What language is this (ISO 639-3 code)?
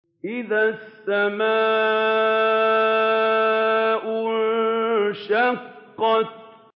ara